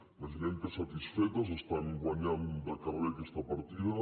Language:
Catalan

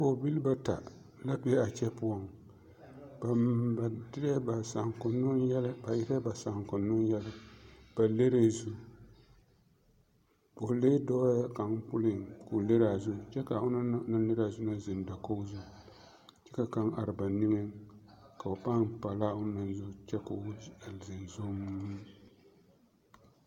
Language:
Southern Dagaare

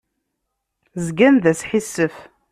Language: Kabyle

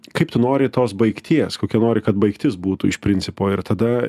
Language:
Lithuanian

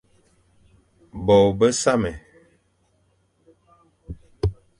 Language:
Fang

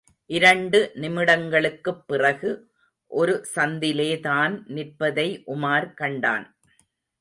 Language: Tamil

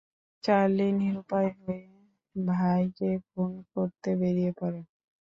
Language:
Bangla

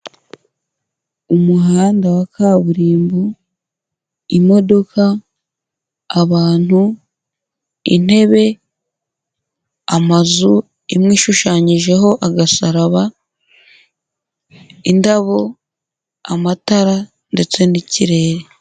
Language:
Kinyarwanda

